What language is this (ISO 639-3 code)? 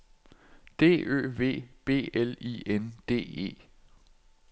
dan